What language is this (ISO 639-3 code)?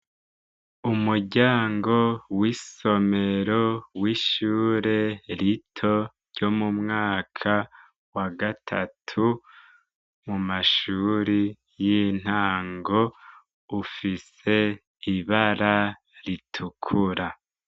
run